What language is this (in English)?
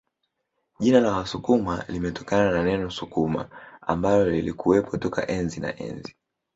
Swahili